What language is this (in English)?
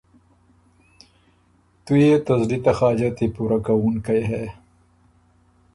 Ormuri